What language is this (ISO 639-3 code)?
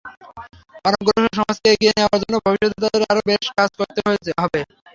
ben